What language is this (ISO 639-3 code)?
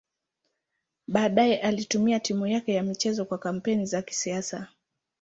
swa